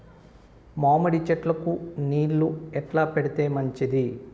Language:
Telugu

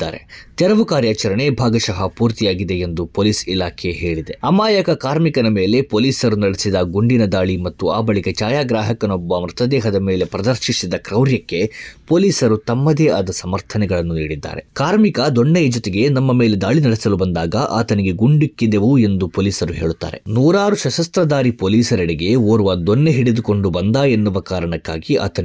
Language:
Kannada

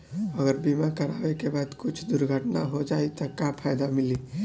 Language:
Bhojpuri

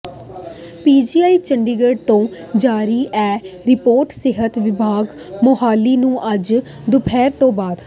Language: Punjabi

